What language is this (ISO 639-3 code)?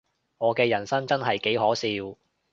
yue